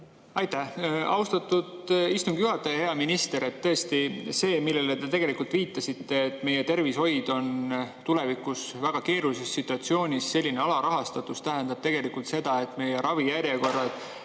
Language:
Estonian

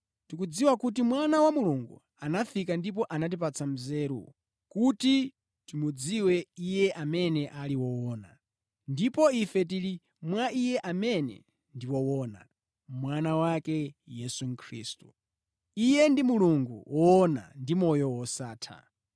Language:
Nyanja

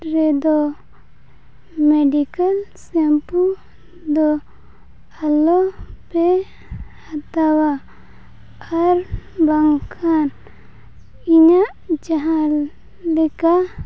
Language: Santali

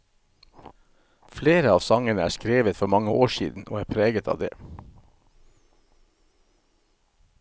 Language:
Norwegian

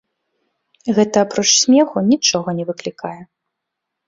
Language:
Belarusian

